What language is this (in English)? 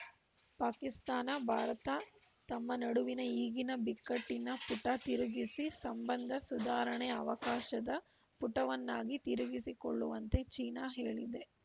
Kannada